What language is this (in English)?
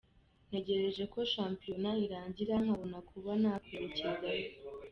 Kinyarwanda